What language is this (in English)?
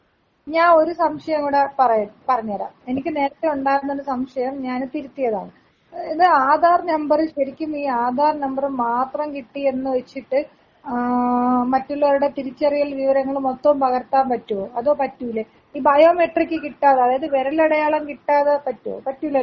Malayalam